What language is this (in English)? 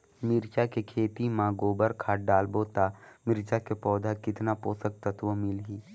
Chhattisgarhi